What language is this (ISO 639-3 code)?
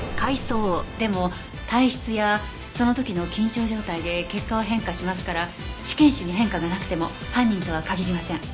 jpn